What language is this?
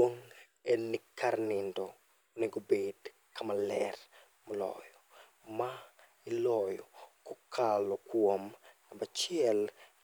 Luo (Kenya and Tanzania)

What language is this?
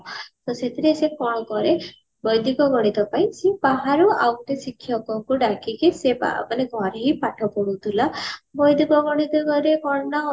Odia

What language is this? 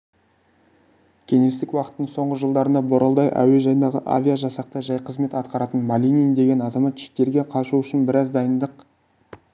Kazakh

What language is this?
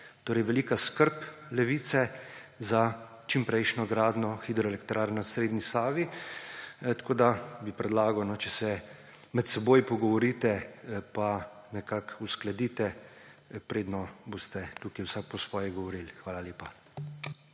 Slovenian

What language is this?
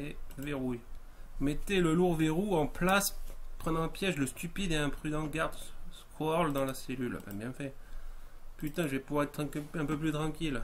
French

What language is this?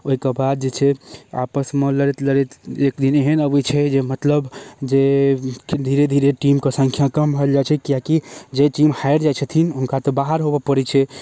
Maithili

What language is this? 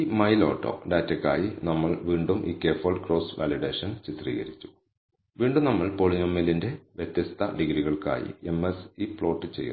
Malayalam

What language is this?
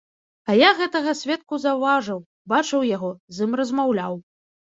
Belarusian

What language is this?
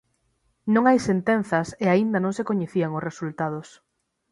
Galician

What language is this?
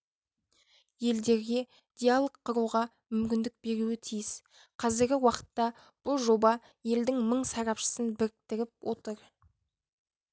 Kazakh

